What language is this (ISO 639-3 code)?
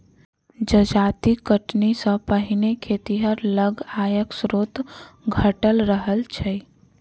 mai